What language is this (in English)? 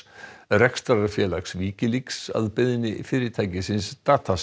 Icelandic